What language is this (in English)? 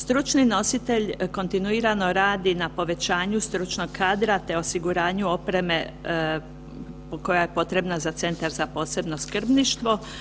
Croatian